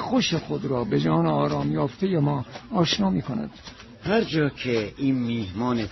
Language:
Persian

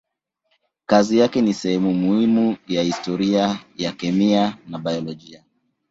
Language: Swahili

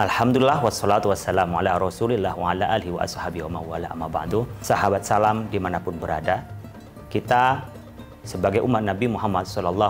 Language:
Indonesian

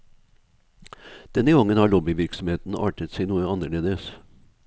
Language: Norwegian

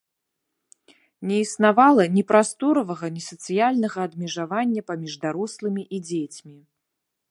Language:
Belarusian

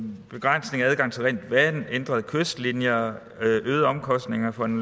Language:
Danish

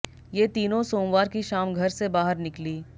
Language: Hindi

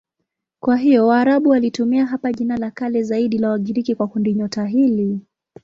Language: Swahili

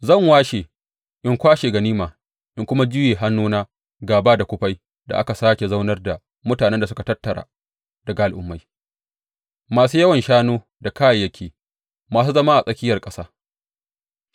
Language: Hausa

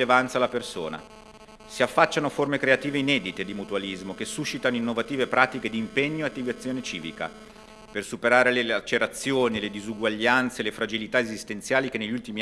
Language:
Italian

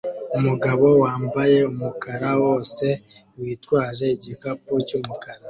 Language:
Kinyarwanda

